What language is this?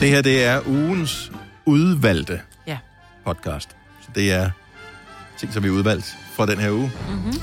Danish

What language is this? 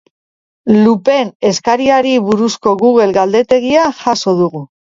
Basque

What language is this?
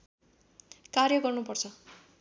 Nepali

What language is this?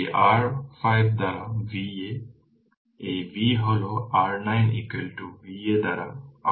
Bangla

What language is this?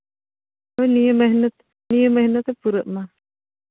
Santali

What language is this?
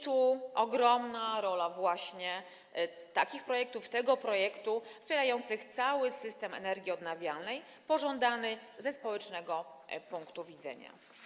Polish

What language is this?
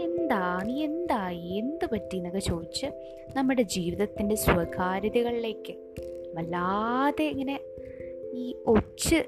Malayalam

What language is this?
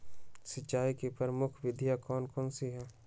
Magahi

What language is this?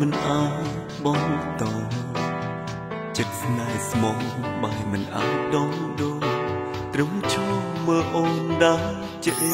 Thai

